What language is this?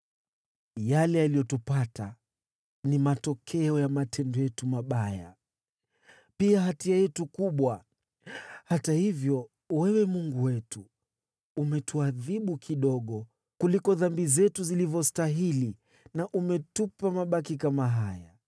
Swahili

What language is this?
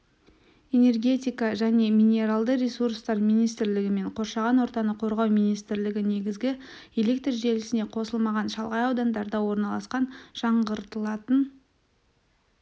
Kazakh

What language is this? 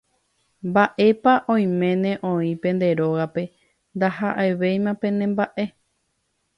Guarani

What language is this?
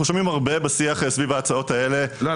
Hebrew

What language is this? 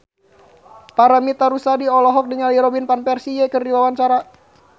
Sundanese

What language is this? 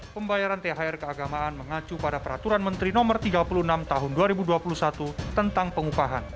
Indonesian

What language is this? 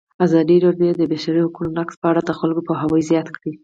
Pashto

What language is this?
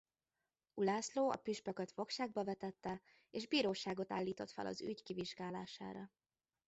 Hungarian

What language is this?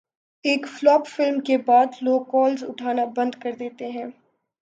Urdu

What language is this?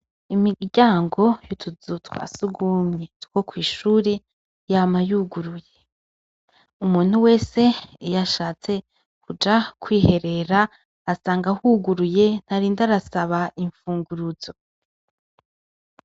Rundi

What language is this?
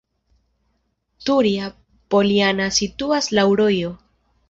Esperanto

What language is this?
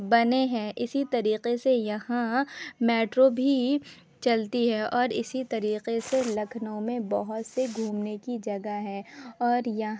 Urdu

